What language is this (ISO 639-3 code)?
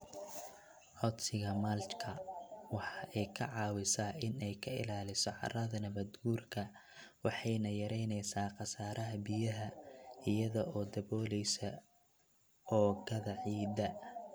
som